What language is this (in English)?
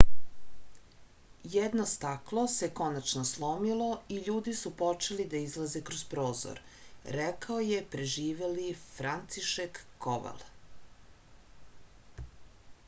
Serbian